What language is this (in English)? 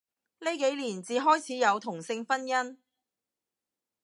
Cantonese